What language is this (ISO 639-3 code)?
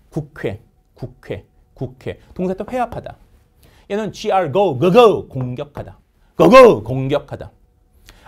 kor